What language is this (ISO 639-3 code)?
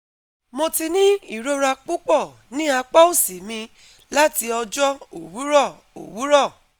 yor